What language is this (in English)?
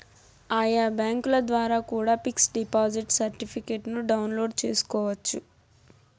Telugu